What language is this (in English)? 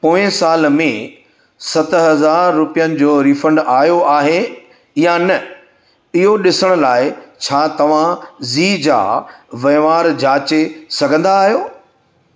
Sindhi